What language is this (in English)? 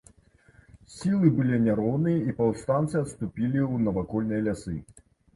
Belarusian